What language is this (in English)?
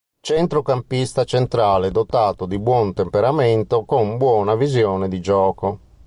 Italian